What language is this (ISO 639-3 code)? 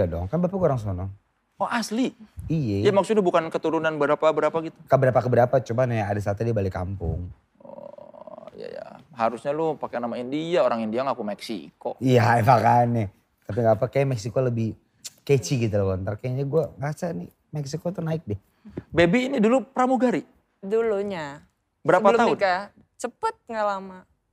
ind